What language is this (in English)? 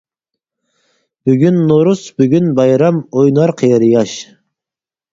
Uyghur